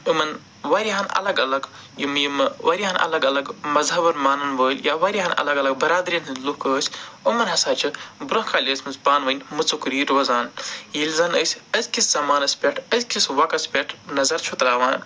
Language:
Kashmiri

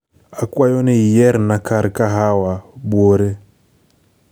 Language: Luo (Kenya and Tanzania)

